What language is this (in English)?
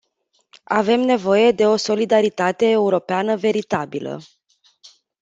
Romanian